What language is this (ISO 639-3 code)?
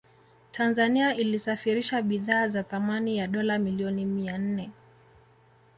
swa